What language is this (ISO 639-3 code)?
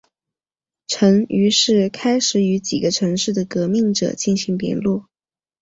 zho